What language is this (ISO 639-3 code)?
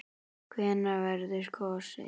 isl